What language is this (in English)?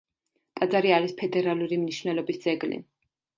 Georgian